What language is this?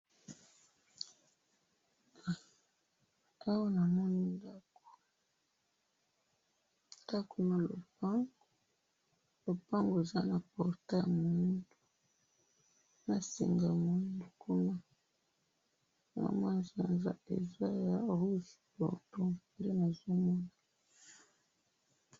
Lingala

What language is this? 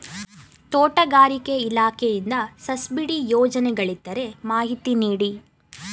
Kannada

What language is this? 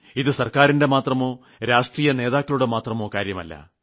Malayalam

